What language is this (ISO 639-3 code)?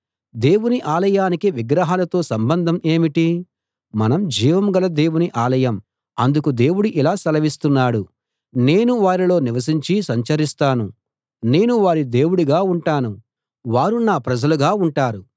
tel